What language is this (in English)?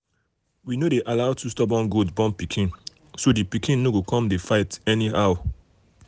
Nigerian Pidgin